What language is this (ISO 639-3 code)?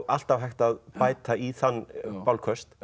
isl